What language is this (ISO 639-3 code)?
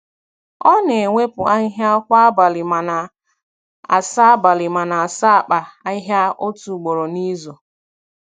ibo